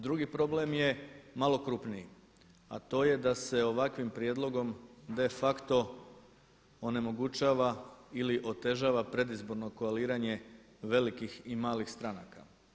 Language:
Croatian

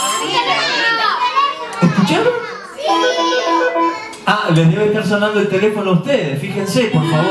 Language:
Spanish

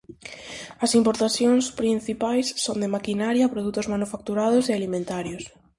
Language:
Galician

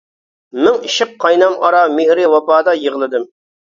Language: Uyghur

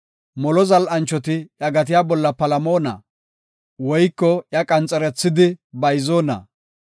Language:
Gofa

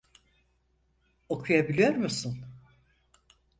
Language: Turkish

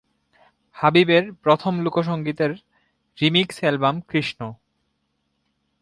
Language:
Bangla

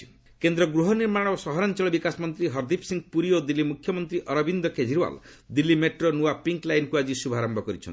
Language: Odia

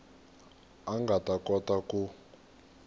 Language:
Tsonga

